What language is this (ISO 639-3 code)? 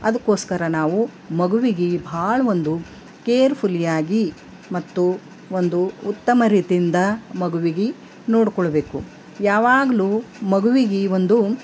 kan